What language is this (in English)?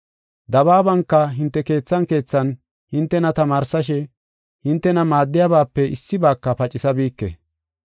Gofa